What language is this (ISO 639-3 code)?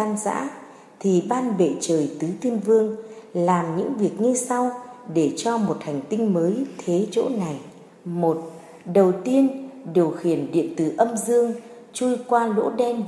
vie